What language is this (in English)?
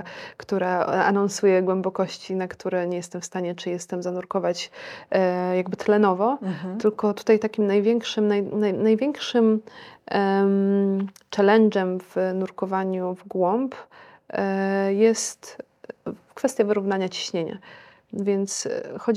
Polish